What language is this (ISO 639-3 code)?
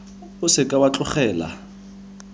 tsn